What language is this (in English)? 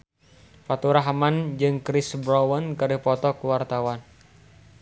Sundanese